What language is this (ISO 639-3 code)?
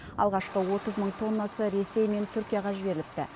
kaz